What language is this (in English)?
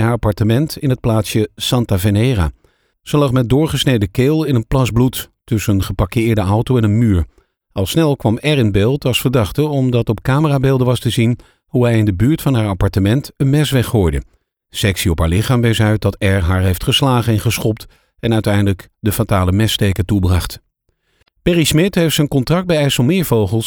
Dutch